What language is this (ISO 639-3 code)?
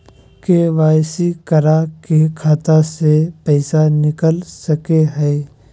mag